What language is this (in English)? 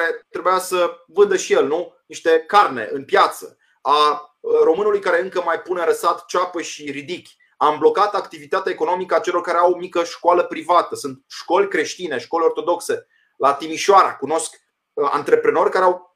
Romanian